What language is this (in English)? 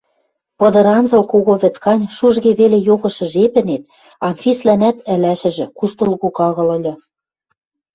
Western Mari